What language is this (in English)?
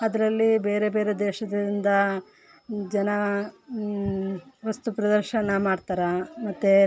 Kannada